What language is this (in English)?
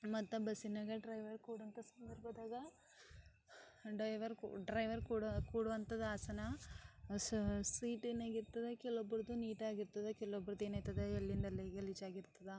Kannada